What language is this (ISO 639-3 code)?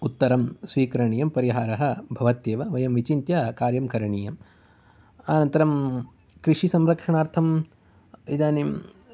san